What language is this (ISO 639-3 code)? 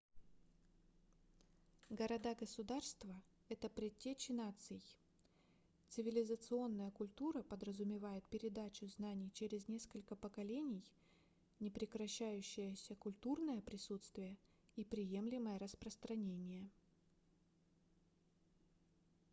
rus